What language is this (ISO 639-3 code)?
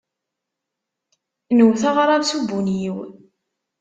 kab